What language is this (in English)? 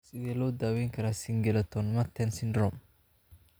Somali